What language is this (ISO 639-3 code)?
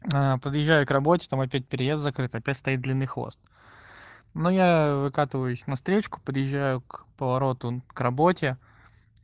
rus